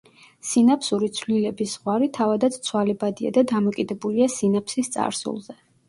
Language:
Georgian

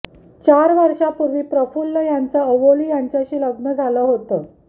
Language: Marathi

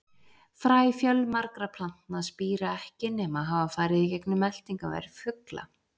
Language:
Icelandic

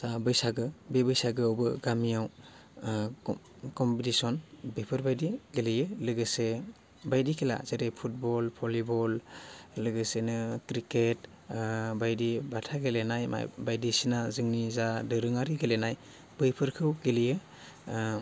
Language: Bodo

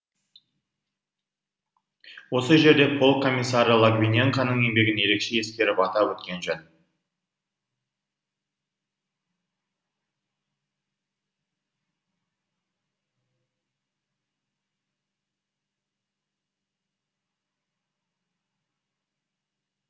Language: Kazakh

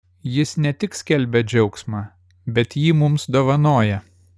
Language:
Lithuanian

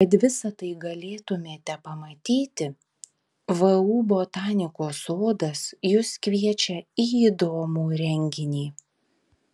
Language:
Lithuanian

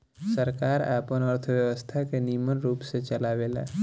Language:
Bhojpuri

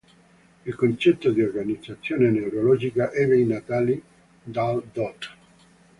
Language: Italian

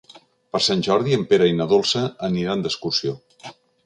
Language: Catalan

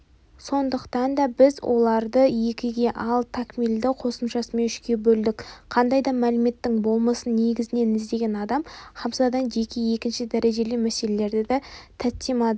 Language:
Kazakh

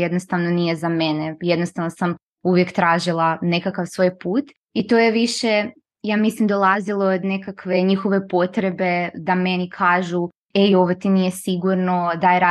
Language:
Croatian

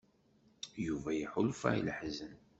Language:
Kabyle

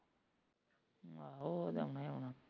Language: Punjabi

